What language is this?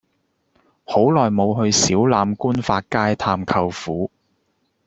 Cantonese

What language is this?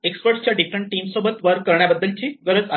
Marathi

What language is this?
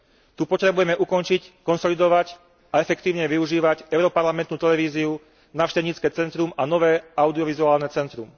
Slovak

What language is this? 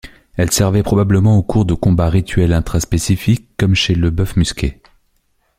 French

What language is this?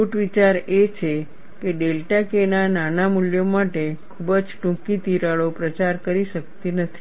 Gujarati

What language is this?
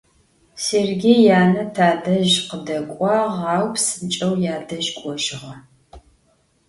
Adyghe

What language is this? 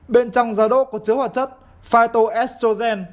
Vietnamese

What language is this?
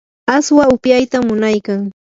Yanahuanca Pasco Quechua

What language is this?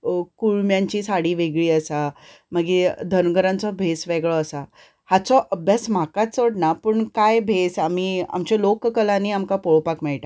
Konkani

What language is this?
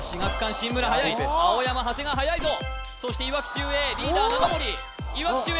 Japanese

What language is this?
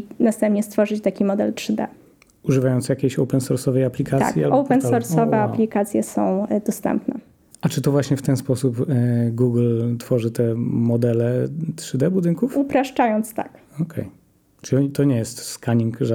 Polish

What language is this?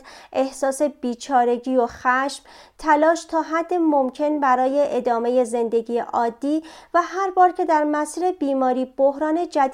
Persian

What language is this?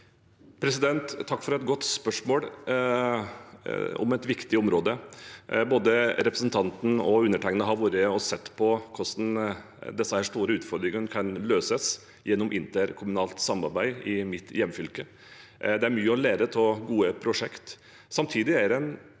Norwegian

